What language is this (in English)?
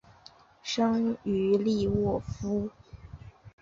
Chinese